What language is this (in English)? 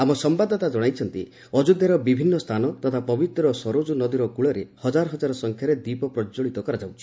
Odia